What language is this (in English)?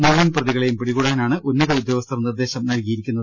Malayalam